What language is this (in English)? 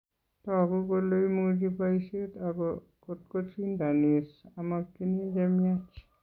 Kalenjin